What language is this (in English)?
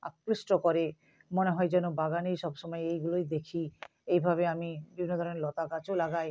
Bangla